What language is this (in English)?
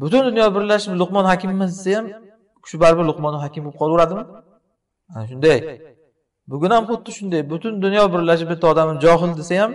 Turkish